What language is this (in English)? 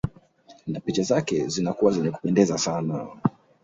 Swahili